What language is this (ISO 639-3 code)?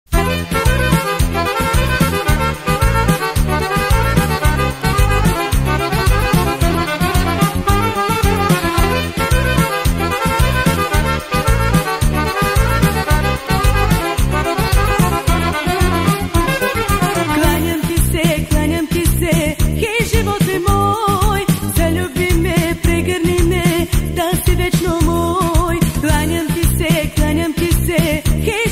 ron